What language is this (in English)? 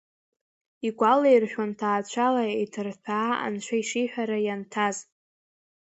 Abkhazian